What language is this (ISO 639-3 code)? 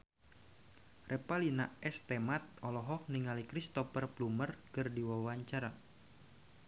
sun